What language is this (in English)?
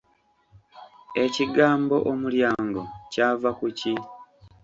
Ganda